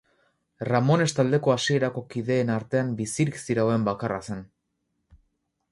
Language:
Basque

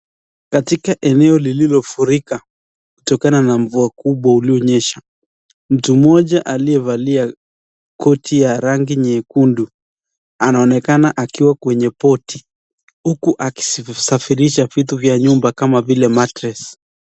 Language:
Swahili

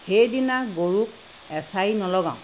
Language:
Assamese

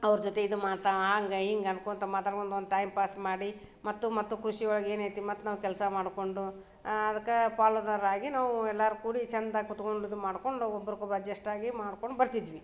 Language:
Kannada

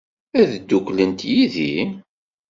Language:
Kabyle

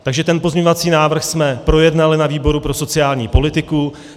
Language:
Czech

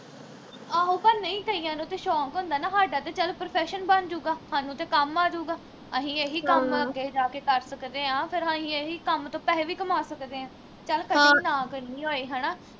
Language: Punjabi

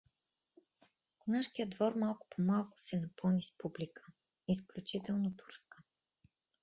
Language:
Bulgarian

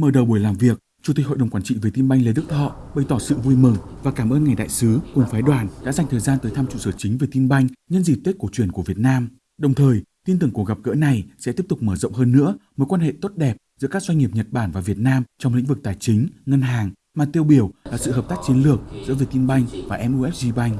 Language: Vietnamese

